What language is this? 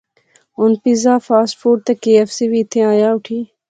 Pahari-Potwari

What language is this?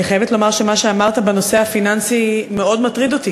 Hebrew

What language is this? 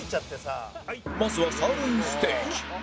Japanese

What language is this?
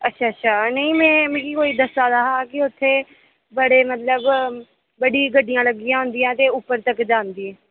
Dogri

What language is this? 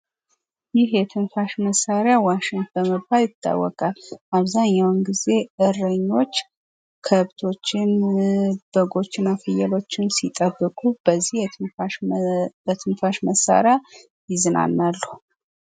Amharic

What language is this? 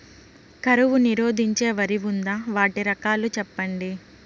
Telugu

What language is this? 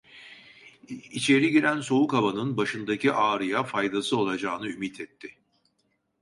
Turkish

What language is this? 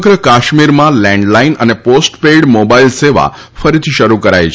Gujarati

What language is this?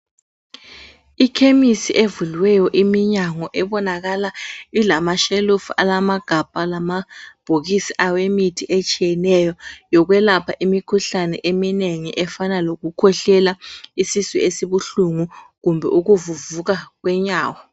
North Ndebele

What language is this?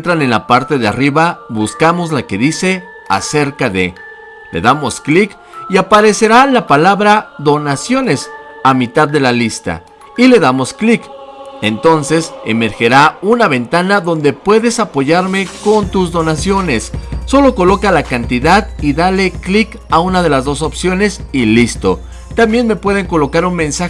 Spanish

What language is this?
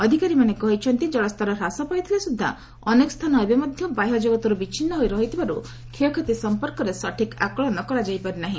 Odia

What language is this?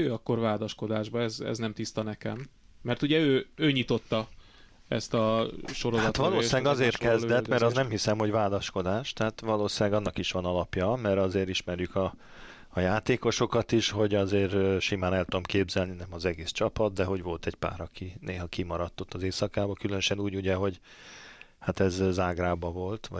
Hungarian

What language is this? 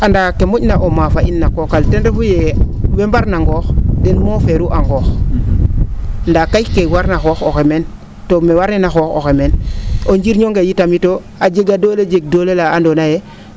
Serer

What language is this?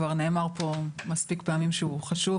Hebrew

